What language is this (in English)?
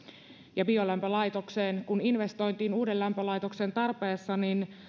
Finnish